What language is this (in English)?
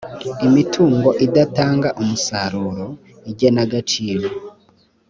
Kinyarwanda